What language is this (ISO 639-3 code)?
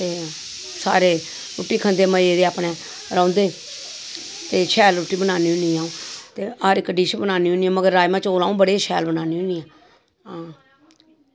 doi